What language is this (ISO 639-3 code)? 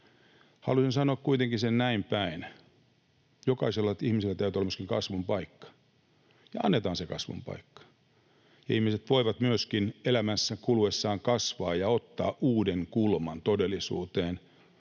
fin